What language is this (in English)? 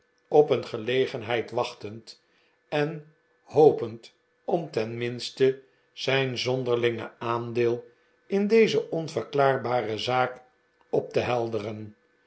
Dutch